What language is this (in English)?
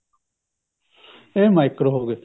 Punjabi